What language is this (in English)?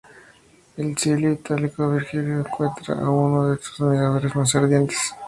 Spanish